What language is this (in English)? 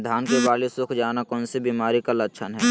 Magahi